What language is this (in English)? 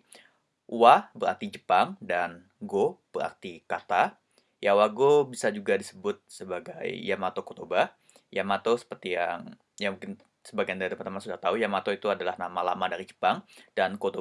Indonesian